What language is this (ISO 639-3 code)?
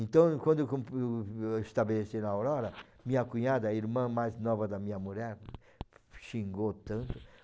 por